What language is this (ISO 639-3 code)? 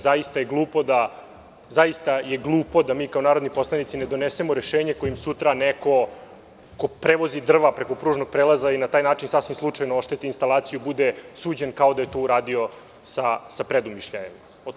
srp